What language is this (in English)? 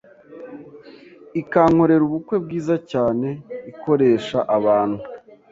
Kinyarwanda